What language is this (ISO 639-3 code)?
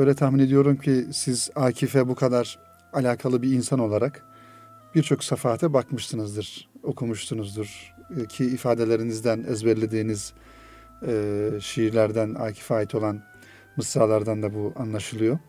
tur